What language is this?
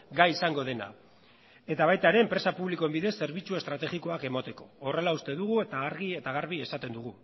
Basque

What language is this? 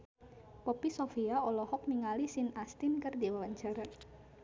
Sundanese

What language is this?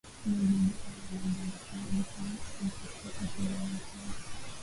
Swahili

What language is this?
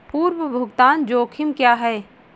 Hindi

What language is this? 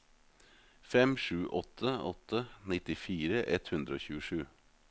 Norwegian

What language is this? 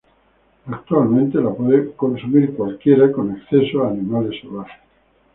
Spanish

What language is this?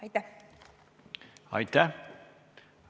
Estonian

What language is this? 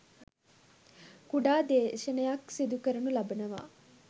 Sinhala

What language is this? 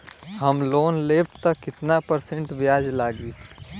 Bhojpuri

